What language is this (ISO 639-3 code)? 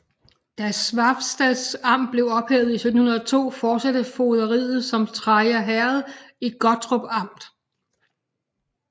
dan